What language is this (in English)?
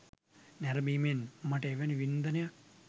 Sinhala